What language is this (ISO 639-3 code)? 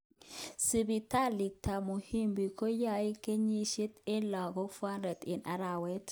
kln